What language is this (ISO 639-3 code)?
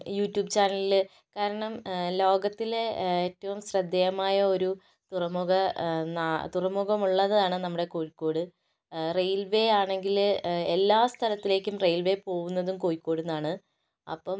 mal